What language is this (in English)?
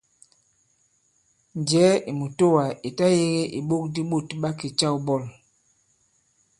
Bankon